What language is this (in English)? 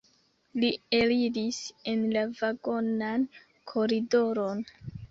Esperanto